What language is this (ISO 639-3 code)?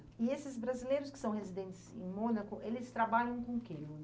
por